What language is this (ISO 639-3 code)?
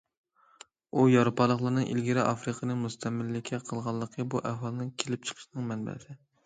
uig